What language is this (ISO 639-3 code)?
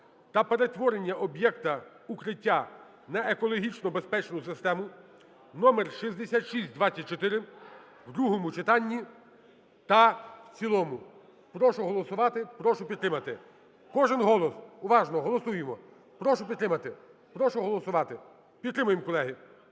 ukr